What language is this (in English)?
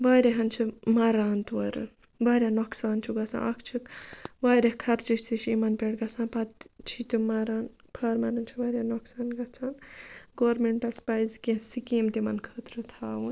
Kashmiri